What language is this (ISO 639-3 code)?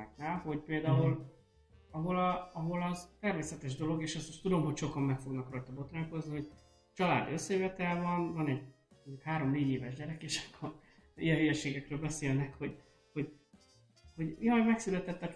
hun